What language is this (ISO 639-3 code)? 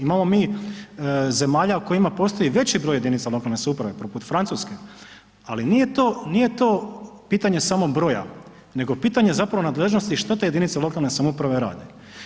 hrv